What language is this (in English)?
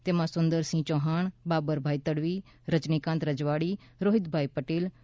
Gujarati